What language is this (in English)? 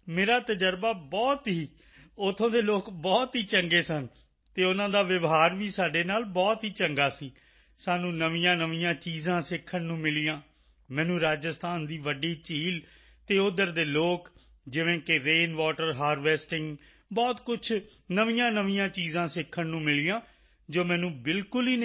Punjabi